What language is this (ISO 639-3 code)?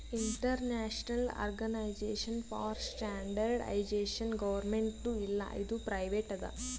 kan